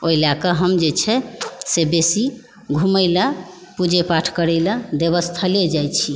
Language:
Maithili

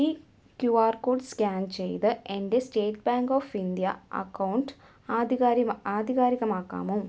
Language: Malayalam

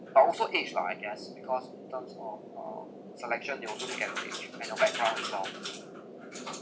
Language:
English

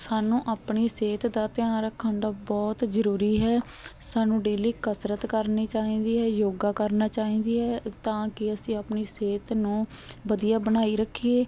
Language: Punjabi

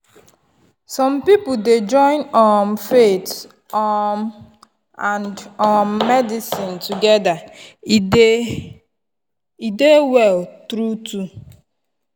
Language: Nigerian Pidgin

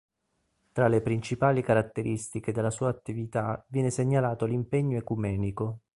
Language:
Italian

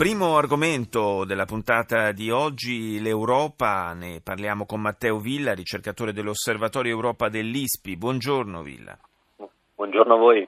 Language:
Italian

